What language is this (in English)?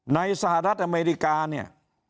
Thai